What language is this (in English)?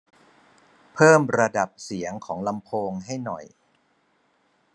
Thai